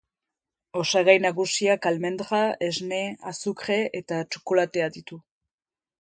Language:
Basque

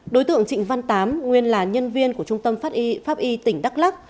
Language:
Vietnamese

